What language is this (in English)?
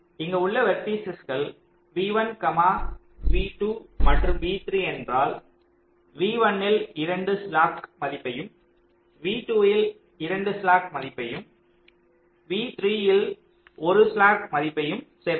Tamil